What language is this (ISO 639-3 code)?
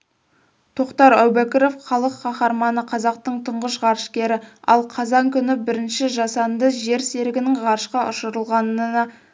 kaz